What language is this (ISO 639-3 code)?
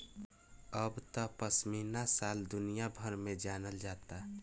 bho